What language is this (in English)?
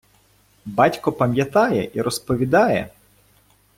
Ukrainian